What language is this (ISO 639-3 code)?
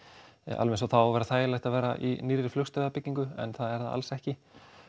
isl